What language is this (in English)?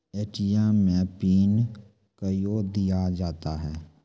Maithili